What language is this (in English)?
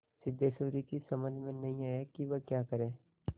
Hindi